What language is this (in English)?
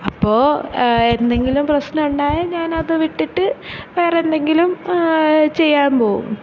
Malayalam